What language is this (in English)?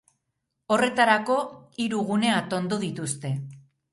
Basque